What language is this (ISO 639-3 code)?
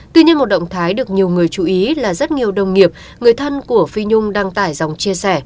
vie